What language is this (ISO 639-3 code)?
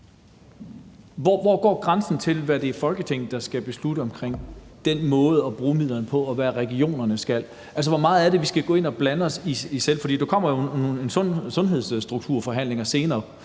dan